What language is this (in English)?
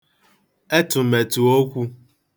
Igbo